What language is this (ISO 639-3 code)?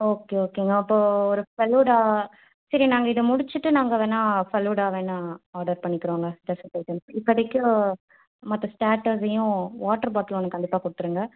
tam